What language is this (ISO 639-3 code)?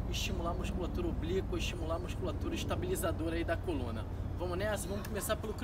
por